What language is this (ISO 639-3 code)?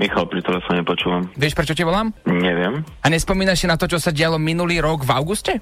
slk